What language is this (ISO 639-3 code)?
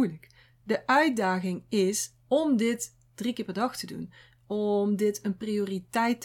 nld